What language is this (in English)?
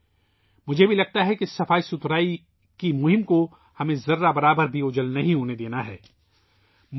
Urdu